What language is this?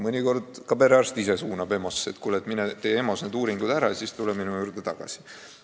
Estonian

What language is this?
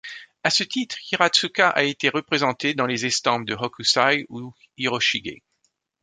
French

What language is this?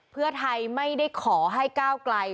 Thai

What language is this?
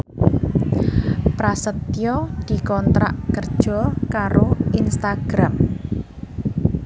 Javanese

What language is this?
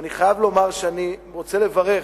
Hebrew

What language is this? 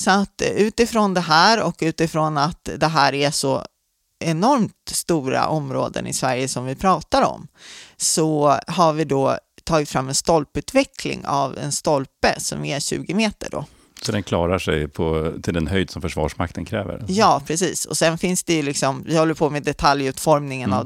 Swedish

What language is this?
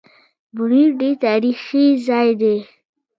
Pashto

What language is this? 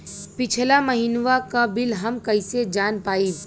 Bhojpuri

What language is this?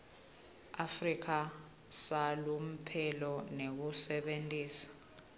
Swati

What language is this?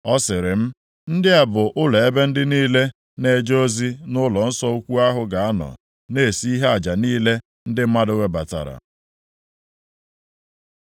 Igbo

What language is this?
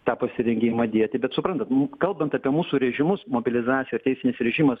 Lithuanian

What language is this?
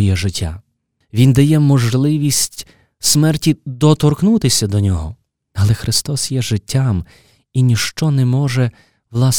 Ukrainian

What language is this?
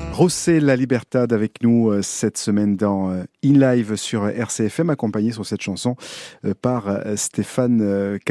French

